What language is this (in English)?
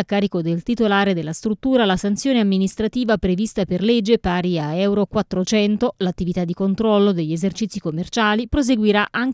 Italian